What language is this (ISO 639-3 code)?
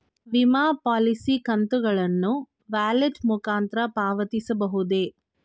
kan